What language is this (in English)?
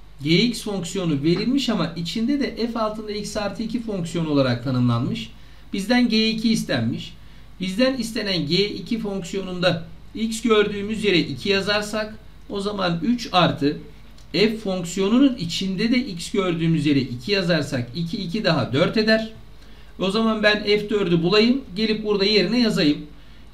Turkish